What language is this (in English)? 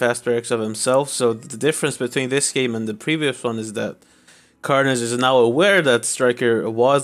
English